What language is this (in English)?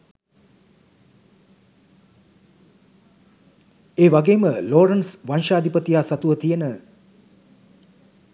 Sinhala